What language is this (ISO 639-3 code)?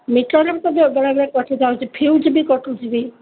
ori